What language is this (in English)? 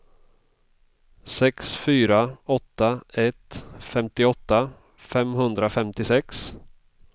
Swedish